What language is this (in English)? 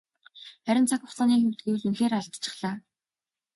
Mongolian